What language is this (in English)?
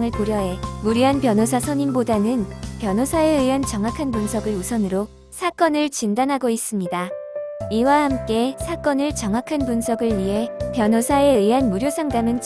Korean